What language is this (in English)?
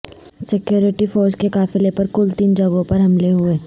Urdu